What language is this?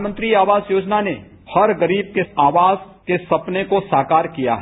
Hindi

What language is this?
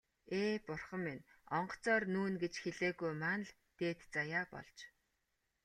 Mongolian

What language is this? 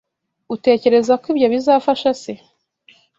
Kinyarwanda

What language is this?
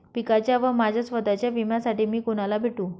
Marathi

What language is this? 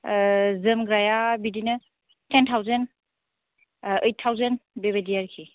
Bodo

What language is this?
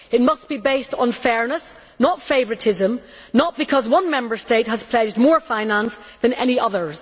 English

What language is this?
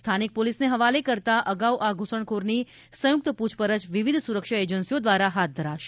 Gujarati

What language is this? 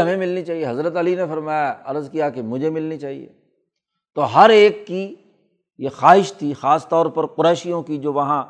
Urdu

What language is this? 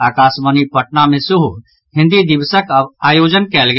Maithili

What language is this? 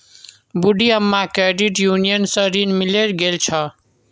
Magahi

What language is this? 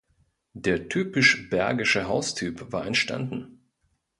German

